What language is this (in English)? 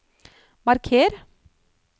Norwegian